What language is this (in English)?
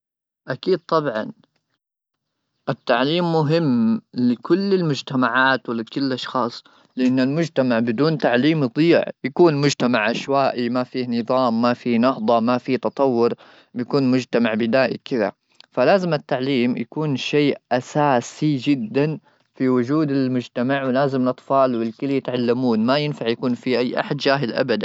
Gulf Arabic